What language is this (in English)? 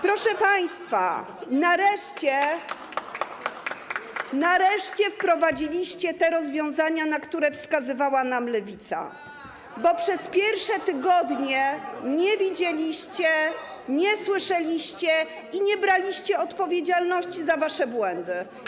Polish